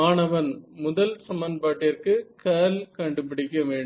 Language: Tamil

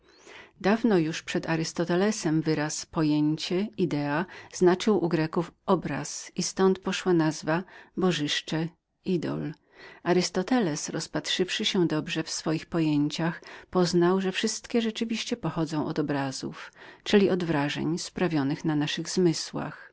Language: Polish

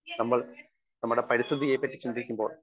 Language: Malayalam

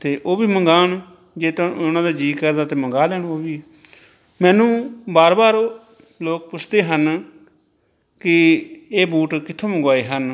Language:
Punjabi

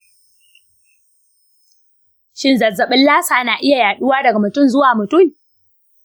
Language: Hausa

